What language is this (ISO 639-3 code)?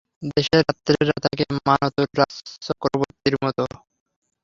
ben